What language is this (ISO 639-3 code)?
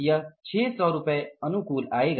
hin